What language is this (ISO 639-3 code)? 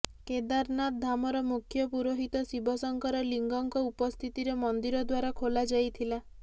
ori